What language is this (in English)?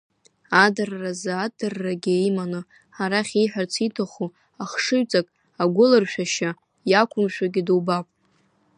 Abkhazian